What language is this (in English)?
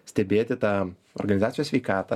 Lithuanian